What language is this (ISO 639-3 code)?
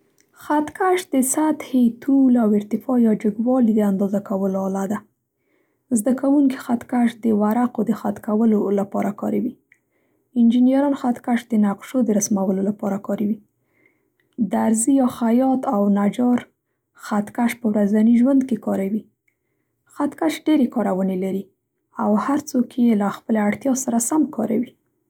pst